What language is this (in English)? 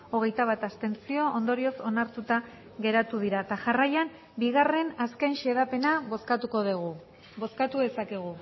Basque